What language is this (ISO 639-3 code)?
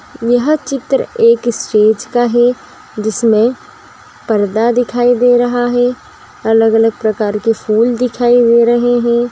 mag